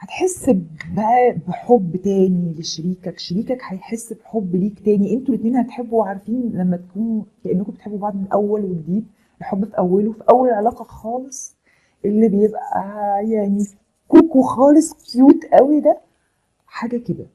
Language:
Arabic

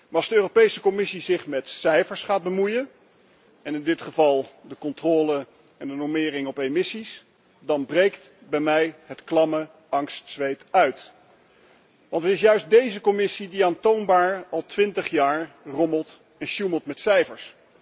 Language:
Dutch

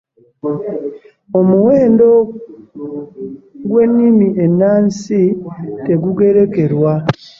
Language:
Ganda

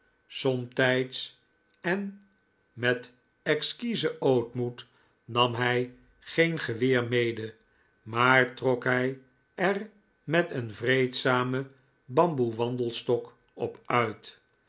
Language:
Dutch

